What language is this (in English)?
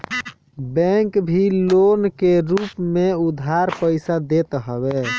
Bhojpuri